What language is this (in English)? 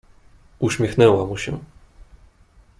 Polish